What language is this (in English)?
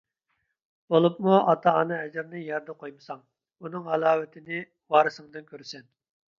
Uyghur